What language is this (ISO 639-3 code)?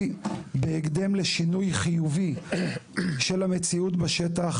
heb